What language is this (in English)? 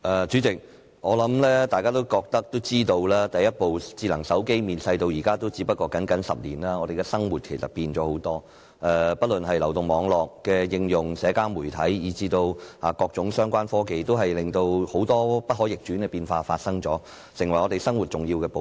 Cantonese